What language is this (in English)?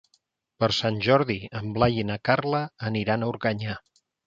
Catalan